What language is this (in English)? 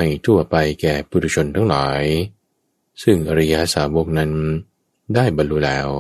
Thai